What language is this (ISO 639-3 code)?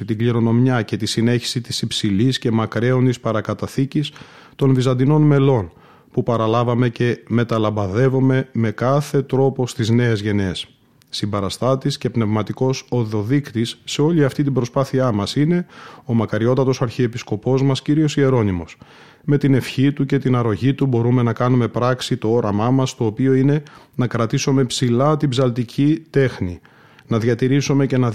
ell